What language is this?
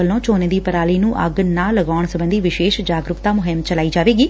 Punjabi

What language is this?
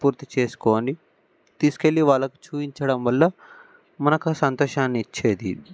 Telugu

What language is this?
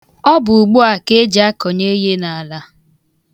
Igbo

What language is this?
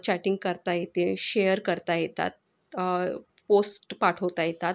Marathi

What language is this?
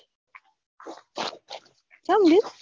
Gujarati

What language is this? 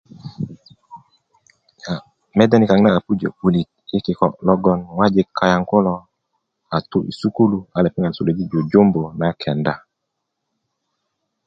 Kuku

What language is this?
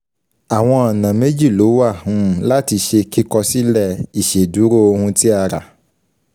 Yoruba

